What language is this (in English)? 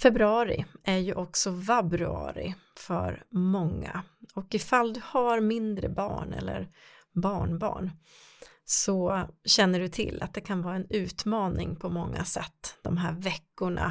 Swedish